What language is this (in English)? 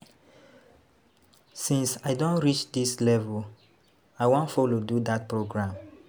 Nigerian Pidgin